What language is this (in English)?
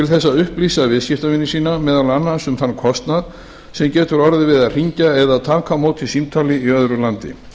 Icelandic